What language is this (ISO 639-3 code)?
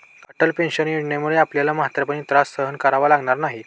mar